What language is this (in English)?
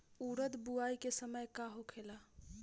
Bhojpuri